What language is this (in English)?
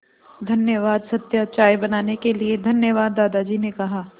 Hindi